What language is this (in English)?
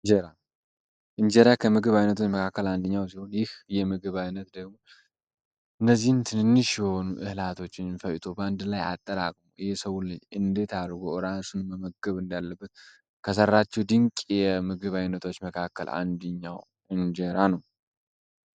Amharic